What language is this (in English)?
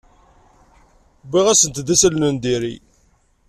Kabyle